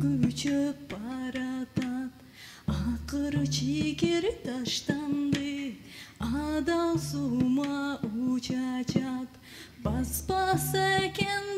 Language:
Czech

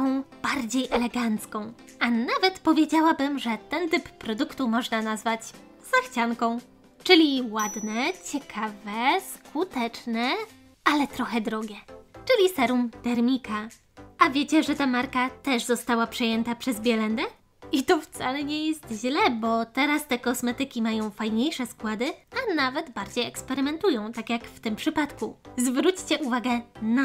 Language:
Polish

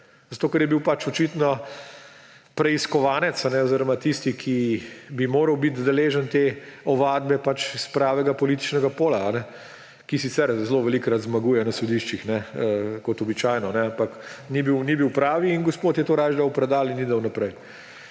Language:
Slovenian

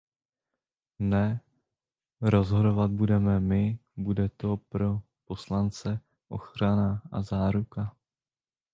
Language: Czech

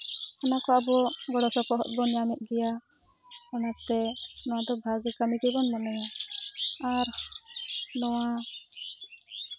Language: Santali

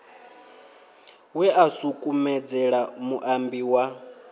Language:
Venda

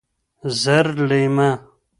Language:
Pashto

